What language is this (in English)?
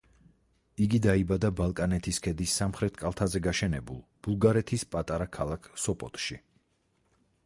Georgian